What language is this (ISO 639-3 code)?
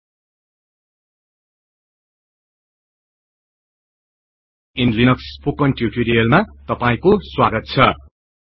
nep